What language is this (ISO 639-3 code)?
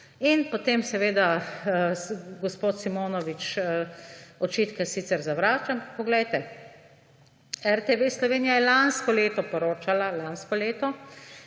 slv